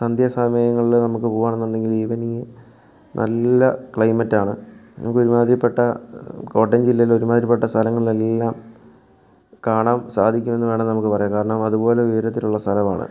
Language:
Malayalam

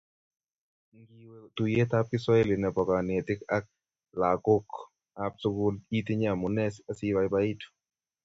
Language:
Kalenjin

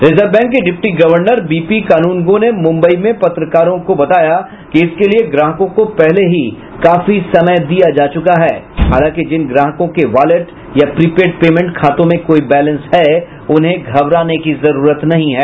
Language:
Hindi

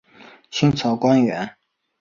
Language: Chinese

